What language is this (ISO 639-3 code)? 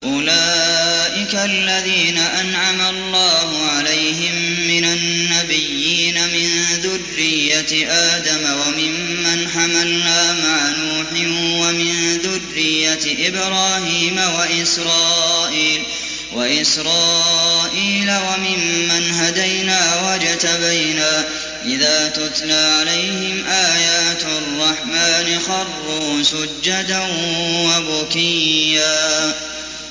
ara